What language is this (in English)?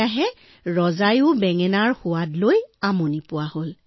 Assamese